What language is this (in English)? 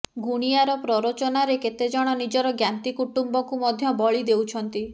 Odia